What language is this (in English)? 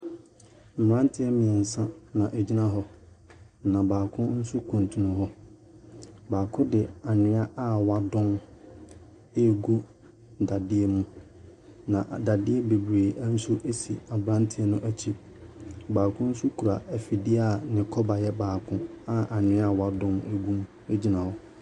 Akan